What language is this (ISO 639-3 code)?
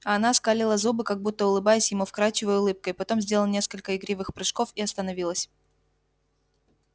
rus